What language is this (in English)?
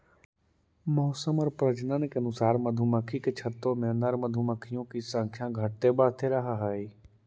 Magahi